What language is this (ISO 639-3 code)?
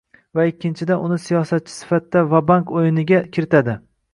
uzb